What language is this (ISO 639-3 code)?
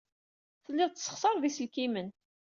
kab